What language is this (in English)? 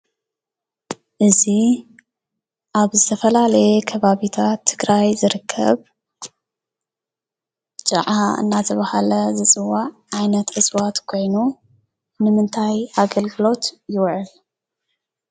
Tigrinya